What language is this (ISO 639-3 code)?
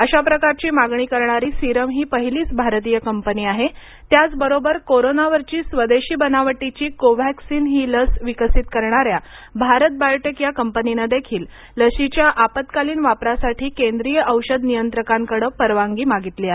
mar